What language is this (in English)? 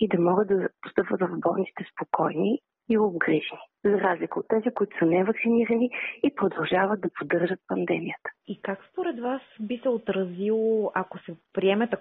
Bulgarian